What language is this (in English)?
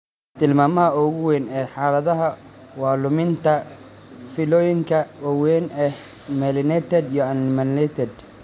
Somali